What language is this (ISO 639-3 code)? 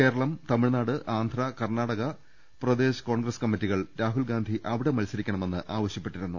mal